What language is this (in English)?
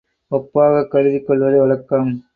Tamil